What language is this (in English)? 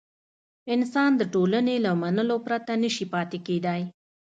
Pashto